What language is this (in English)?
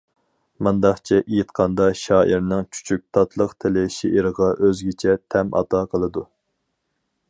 Uyghur